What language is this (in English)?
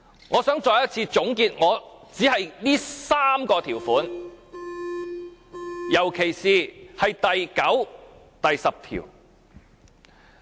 Cantonese